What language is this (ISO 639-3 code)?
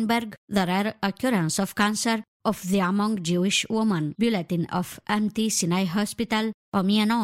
ron